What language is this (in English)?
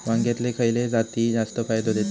Marathi